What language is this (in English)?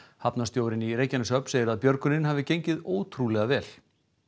Icelandic